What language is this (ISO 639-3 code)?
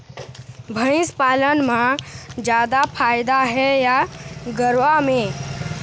hne